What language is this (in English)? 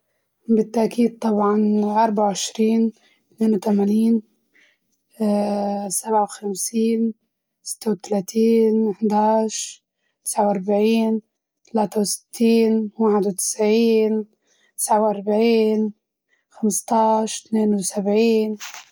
Libyan Arabic